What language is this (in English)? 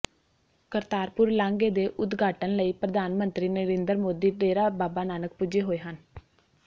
Punjabi